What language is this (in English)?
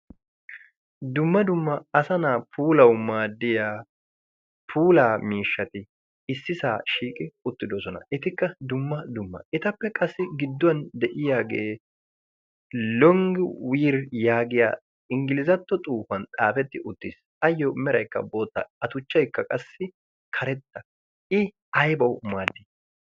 Wolaytta